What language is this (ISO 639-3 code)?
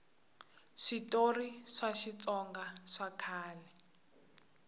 tso